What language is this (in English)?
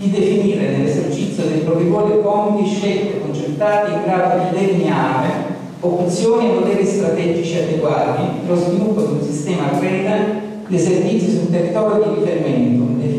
Italian